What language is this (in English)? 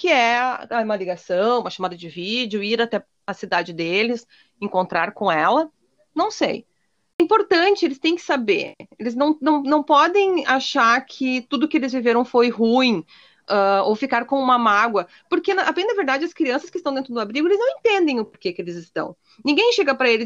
Portuguese